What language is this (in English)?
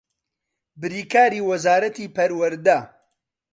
Central Kurdish